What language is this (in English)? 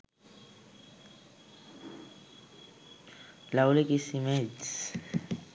Sinhala